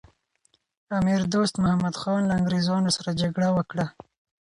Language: Pashto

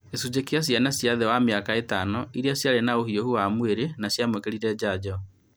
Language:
Kikuyu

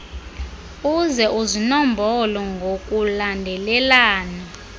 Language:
Xhosa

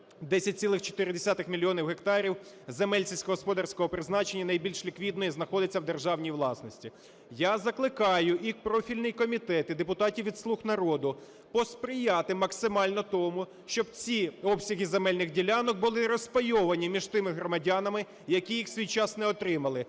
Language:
Ukrainian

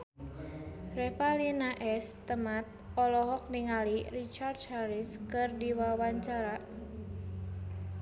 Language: Sundanese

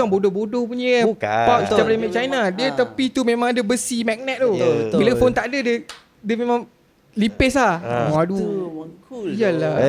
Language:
Malay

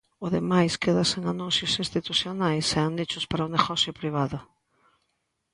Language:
Galician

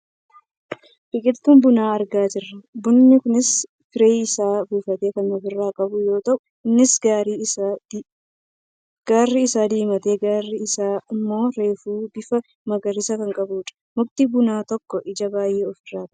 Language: Oromo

